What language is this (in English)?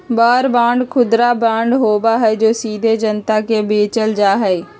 Magahi